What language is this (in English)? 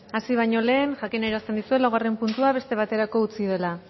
Basque